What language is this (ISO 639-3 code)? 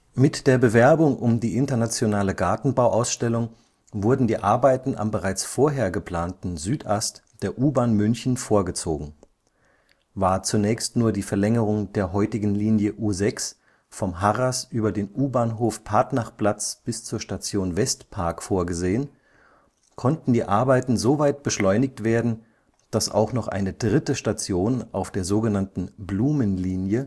deu